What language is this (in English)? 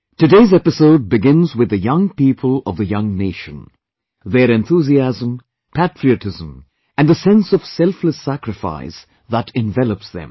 English